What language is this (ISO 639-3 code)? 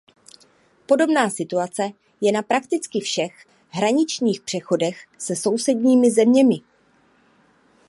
ces